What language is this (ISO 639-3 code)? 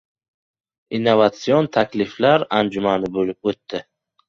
uzb